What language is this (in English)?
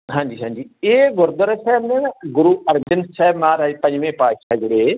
Punjabi